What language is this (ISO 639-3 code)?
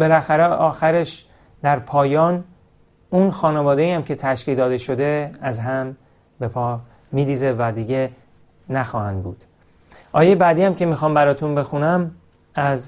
fas